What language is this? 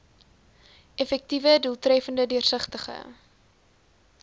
Afrikaans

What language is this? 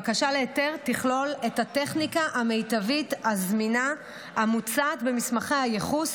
Hebrew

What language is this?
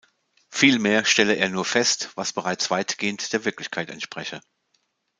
German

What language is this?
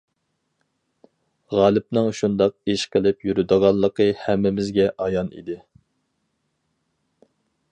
Uyghur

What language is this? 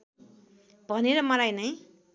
Nepali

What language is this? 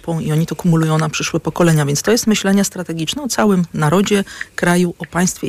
Polish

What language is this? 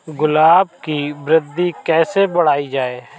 Hindi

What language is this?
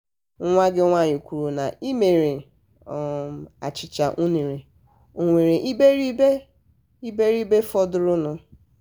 Igbo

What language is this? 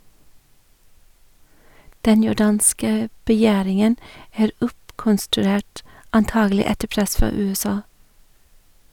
Norwegian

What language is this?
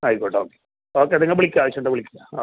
Malayalam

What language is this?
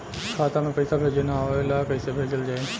Bhojpuri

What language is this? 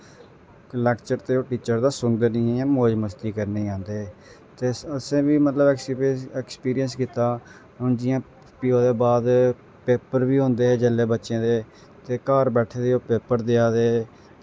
Dogri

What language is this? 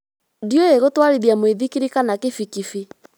Kikuyu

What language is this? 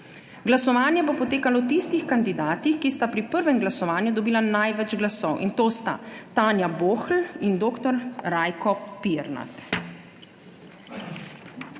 Slovenian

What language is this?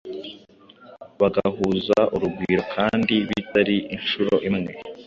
Kinyarwanda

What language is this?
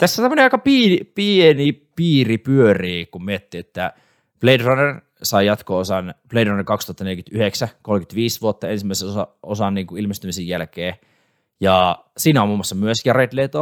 Finnish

